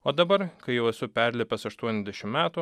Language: Lithuanian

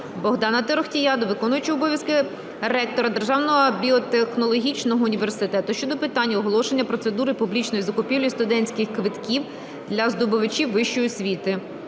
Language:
Ukrainian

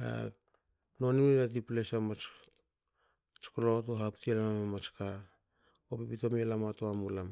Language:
Hakö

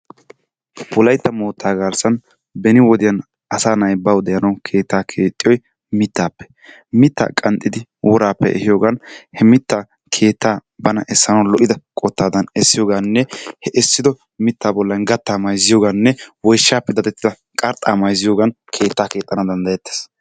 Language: Wolaytta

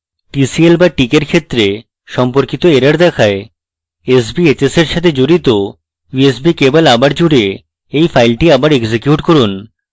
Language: Bangla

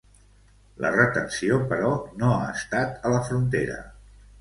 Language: Catalan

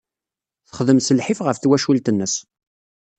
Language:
Kabyle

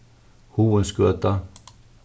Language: Faroese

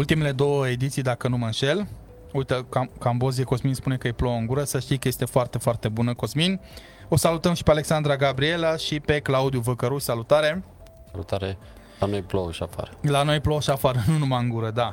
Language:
Romanian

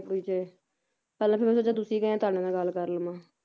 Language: Punjabi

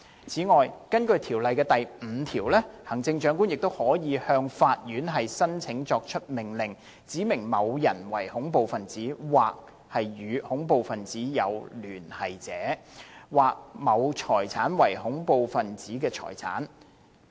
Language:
Cantonese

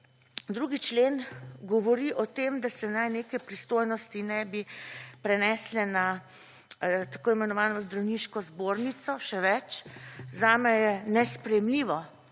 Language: Slovenian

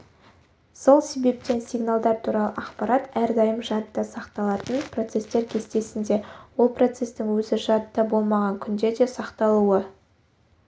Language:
Kazakh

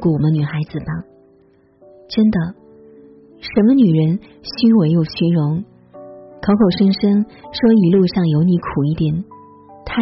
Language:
Chinese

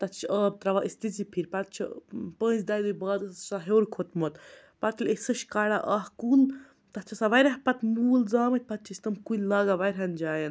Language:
Kashmiri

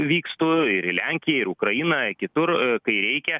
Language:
Lithuanian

